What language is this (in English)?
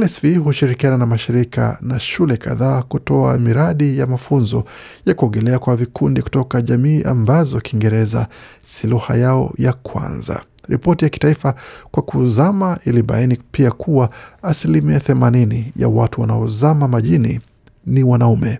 Swahili